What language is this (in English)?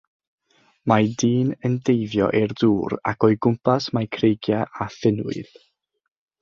Welsh